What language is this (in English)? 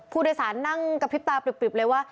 Thai